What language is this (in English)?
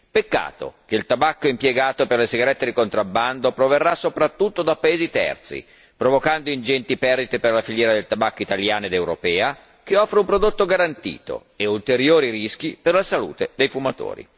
Italian